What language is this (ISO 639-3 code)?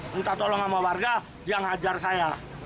ind